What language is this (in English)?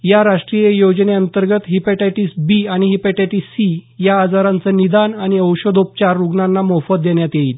Marathi